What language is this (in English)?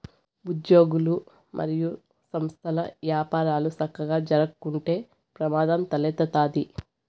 Telugu